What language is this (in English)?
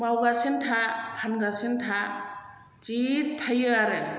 Bodo